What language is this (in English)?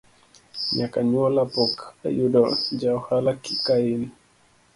Luo (Kenya and Tanzania)